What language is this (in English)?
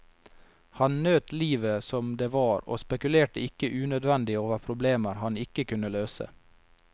Norwegian